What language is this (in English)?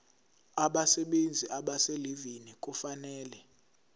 Zulu